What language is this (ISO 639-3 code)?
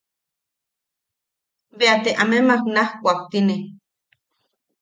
yaq